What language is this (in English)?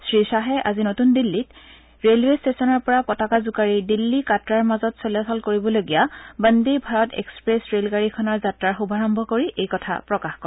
Assamese